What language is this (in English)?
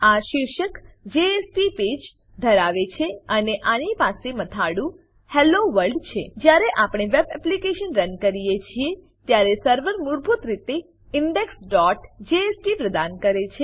Gujarati